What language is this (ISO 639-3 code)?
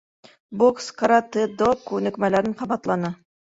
bak